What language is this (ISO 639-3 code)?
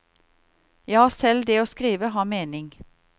nor